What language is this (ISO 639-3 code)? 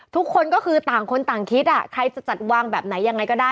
tha